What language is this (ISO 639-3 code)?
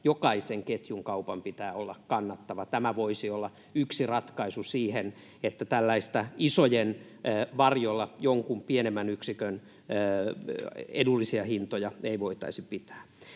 fin